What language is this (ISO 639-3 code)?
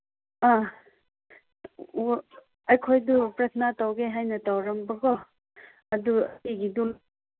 mni